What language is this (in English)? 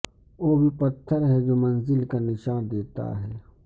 Urdu